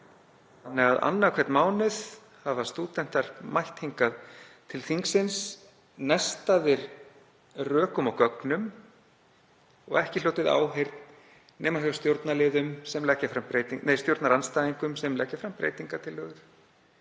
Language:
Icelandic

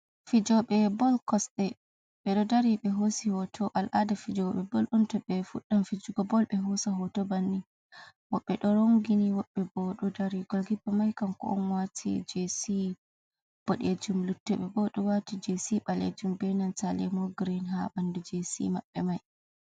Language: Fula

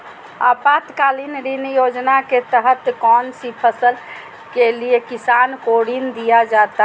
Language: Magahi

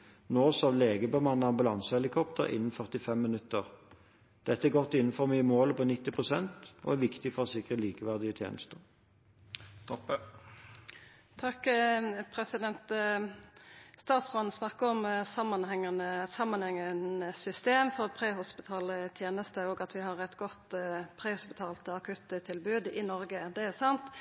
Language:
Norwegian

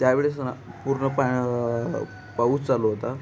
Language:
Marathi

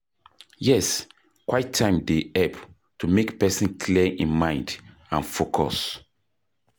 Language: Nigerian Pidgin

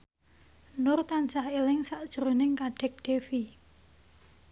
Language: Javanese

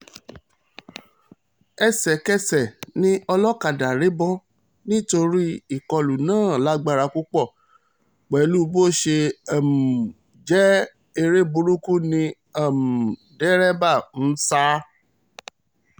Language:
Yoruba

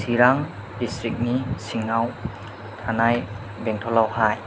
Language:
Bodo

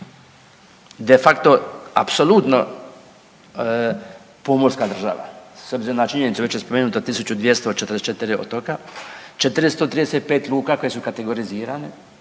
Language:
Croatian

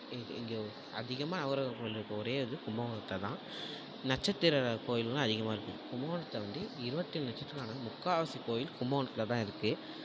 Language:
Tamil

